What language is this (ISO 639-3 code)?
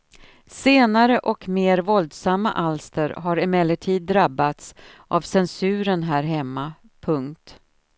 swe